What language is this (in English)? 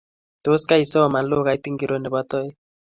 Kalenjin